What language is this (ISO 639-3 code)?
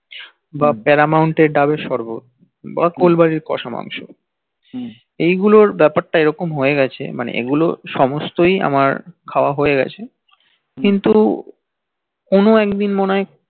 ben